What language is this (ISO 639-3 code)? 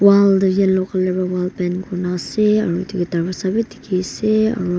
nag